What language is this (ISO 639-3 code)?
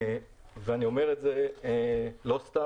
heb